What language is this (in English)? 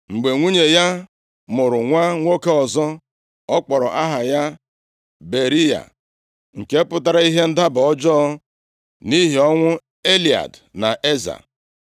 Igbo